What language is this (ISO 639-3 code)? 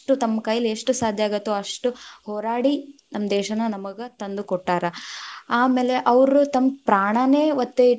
kan